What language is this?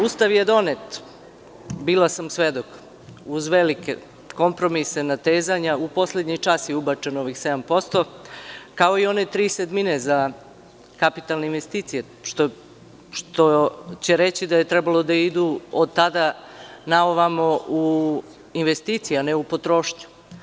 Serbian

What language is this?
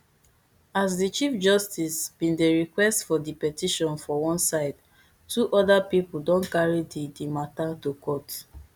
Nigerian Pidgin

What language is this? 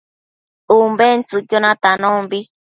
Matsés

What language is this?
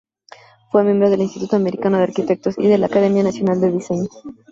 Spanish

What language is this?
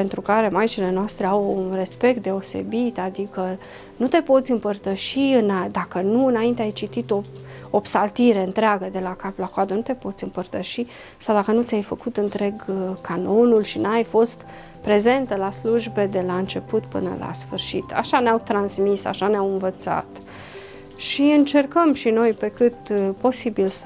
Romanian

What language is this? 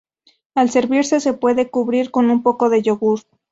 Spanish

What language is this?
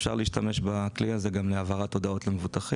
Hebrew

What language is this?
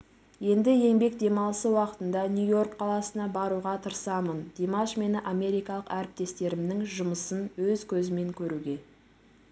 Kazakh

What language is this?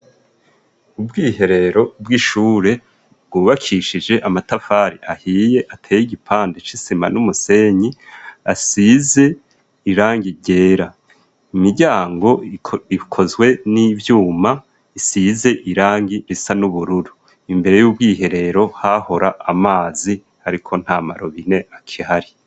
Rundi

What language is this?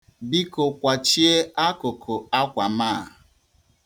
Igbo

